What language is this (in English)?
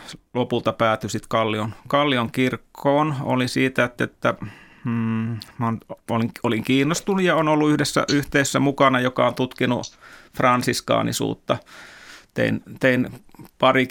Finnish